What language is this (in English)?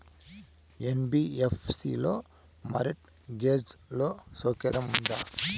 Telugu